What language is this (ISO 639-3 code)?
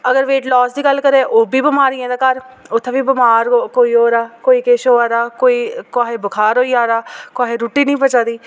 doi